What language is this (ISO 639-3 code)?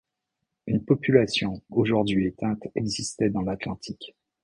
fra